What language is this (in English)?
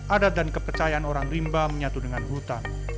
Indonesian